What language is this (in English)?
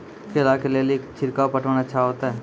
Maithili